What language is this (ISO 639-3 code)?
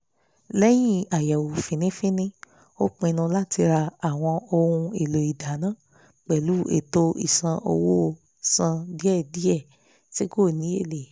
yor